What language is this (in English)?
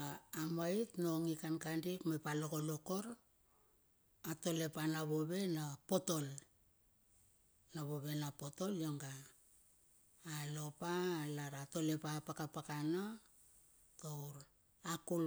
Bilur